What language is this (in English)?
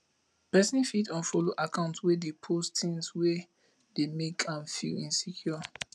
Nigerian Pidgin